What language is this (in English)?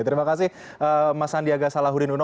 Indonesian